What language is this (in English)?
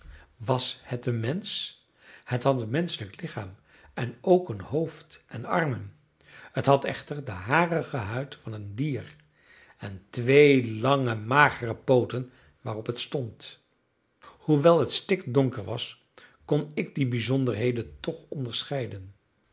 Dutch